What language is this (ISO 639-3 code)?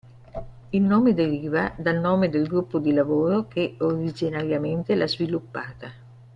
ita